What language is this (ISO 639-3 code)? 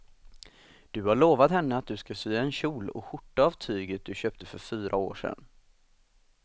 swe